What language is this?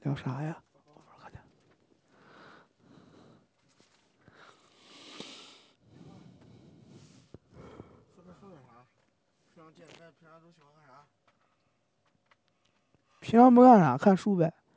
Chinese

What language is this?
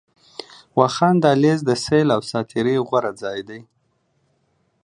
Pashto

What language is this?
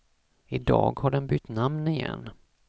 Swedish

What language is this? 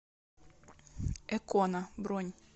Russian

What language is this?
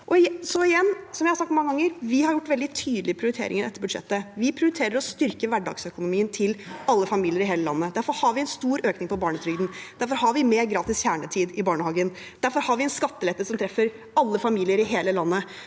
Norwegian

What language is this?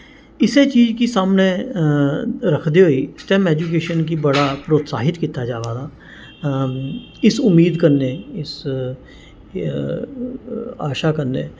Dogri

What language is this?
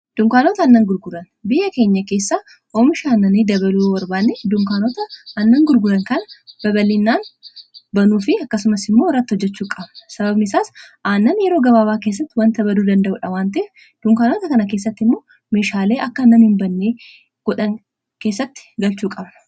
Oromo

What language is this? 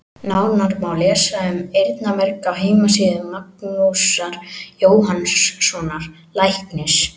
Icelandic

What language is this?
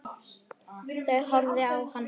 Icelandic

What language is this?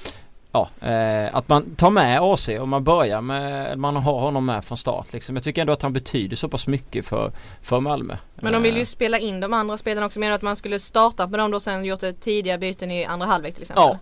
Swedish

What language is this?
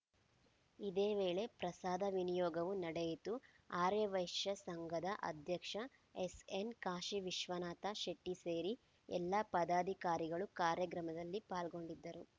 Kannada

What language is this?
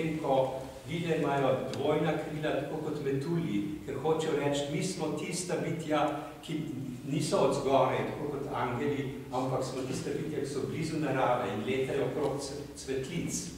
Romanian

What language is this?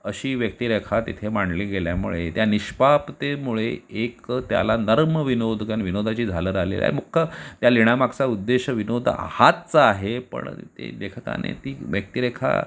Marathi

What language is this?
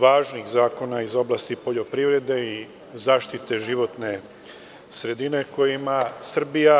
Serbian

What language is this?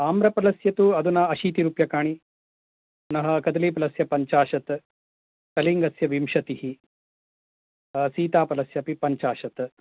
Sanskrit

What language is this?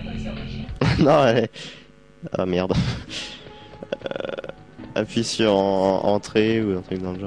French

